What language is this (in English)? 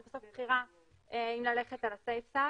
Hebrew